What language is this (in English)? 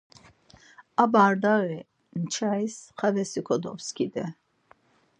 Laz